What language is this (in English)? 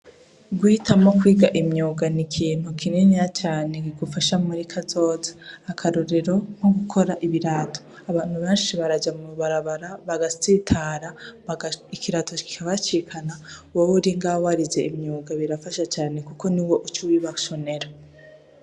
Rundi